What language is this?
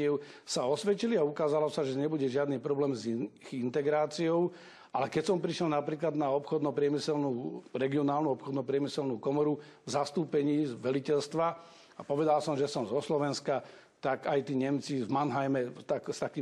Czech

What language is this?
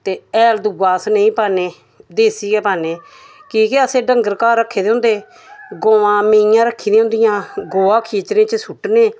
Dogri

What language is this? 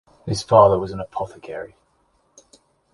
English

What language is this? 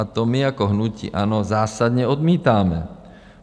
Czech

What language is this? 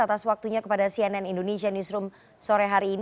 Indonesian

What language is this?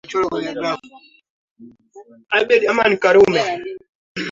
Swahili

